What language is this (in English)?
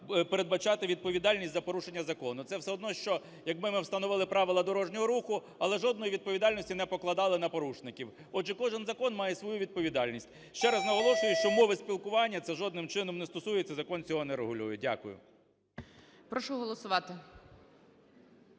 Ukrainian